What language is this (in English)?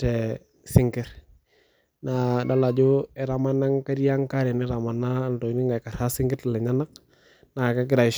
Masai